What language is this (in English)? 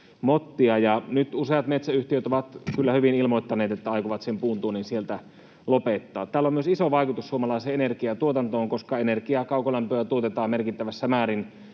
Finnish